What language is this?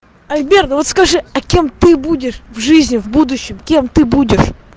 Russian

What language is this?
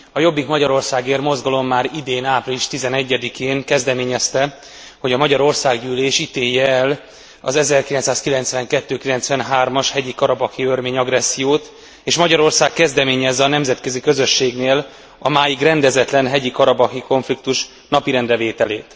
Hungarian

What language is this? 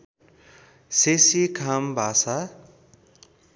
Nepali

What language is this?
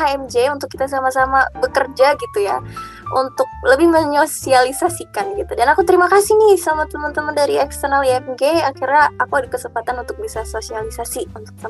Indonesian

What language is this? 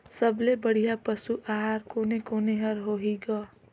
Chhattisgarhi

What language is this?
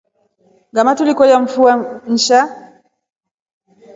Rombo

